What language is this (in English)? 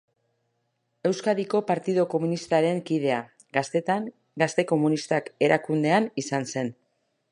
Basque